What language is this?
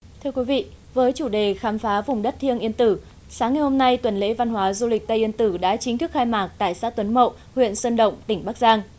Vietnamese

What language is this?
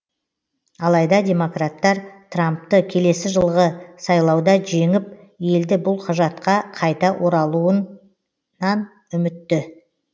Kazakh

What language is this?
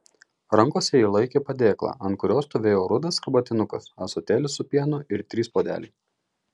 Lithuanian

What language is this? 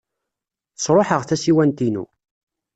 Kabyle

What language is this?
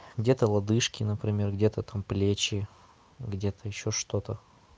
Russian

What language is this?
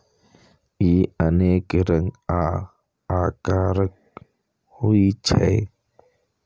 Maithili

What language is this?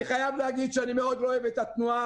Hebrew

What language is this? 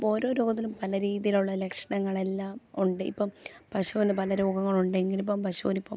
Malayalam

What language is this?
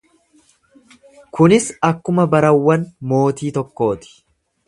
Oromo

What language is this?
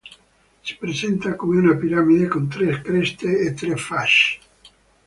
Italian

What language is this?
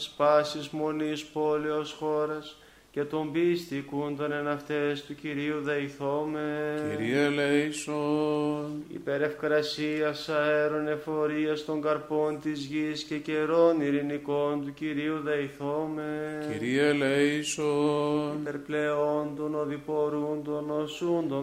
Greek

